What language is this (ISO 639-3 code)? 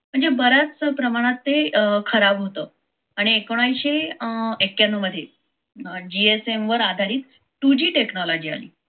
mar